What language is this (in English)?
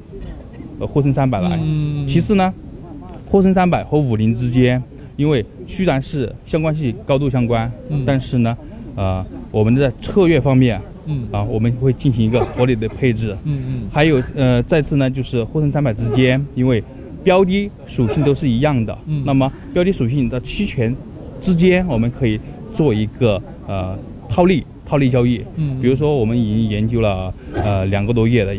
Chinese